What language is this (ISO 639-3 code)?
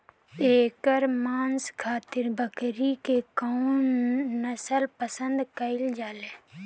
bho